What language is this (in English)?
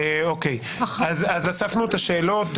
Hebrew